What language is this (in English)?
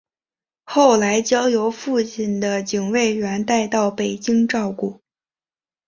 Chinese